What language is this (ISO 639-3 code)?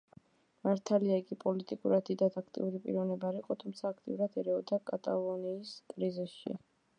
kat